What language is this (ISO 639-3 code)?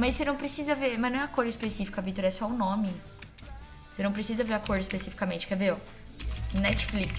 por